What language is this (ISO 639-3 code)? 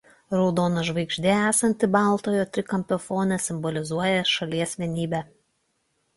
lit